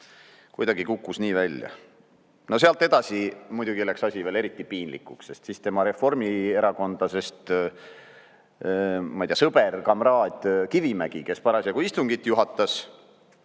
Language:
Estonian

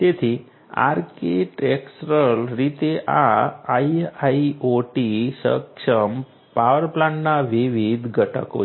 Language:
Gujarati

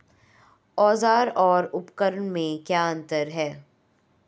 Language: Hindi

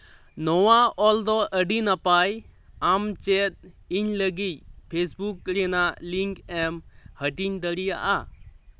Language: Santali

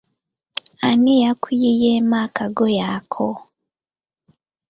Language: Ganda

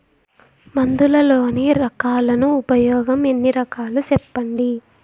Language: Telugu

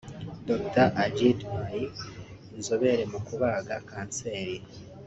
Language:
Kinyarwanda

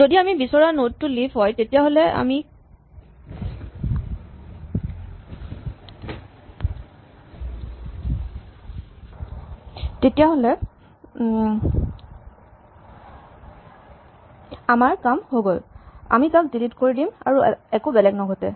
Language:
Assamese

